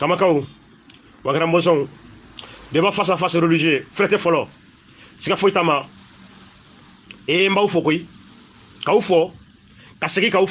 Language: Arabic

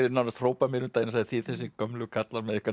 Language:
Icelandic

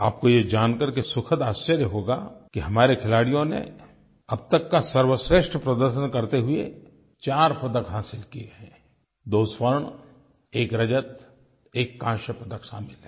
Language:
Hindi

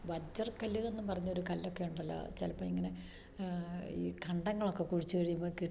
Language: Malayalam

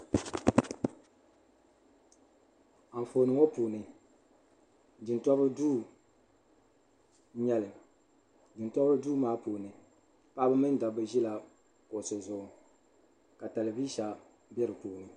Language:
Dagbani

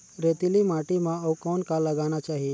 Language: Chhattisgarhi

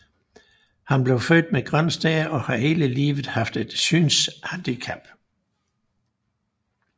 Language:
Danish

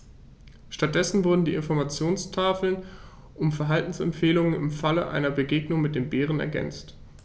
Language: German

